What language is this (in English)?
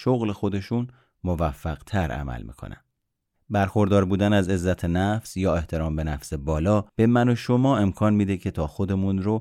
Persian